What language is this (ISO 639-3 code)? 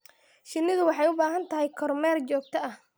som